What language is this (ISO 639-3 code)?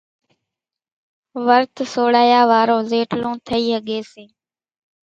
gjk